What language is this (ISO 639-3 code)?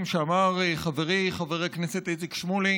heb